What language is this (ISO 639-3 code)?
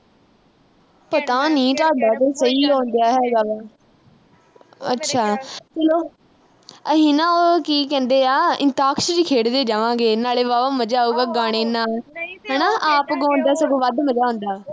pan